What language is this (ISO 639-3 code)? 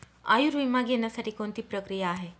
mar